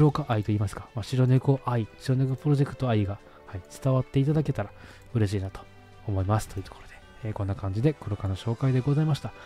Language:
Japanese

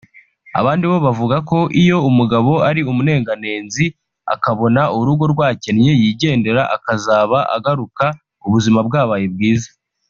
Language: Kinyarwanda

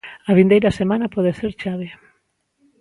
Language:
Galician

